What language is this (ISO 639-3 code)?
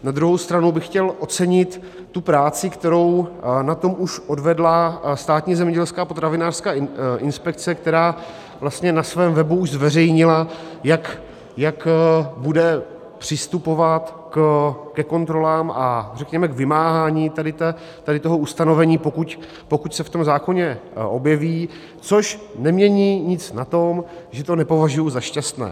ces